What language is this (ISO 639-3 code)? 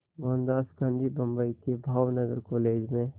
hin